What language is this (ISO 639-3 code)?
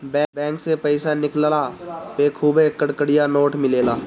bho